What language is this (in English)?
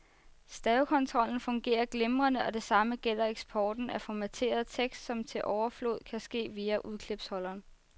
Danish